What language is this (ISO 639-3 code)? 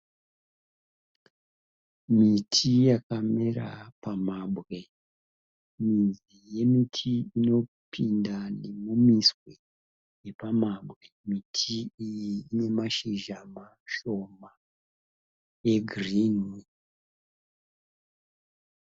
sna